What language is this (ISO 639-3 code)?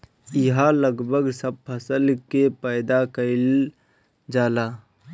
bho